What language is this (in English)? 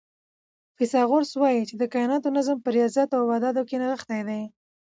Pashto